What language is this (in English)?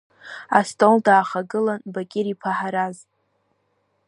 Abkhazian